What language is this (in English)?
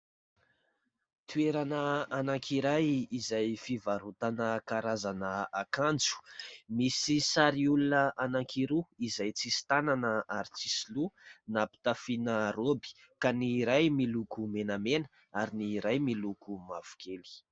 Malagasy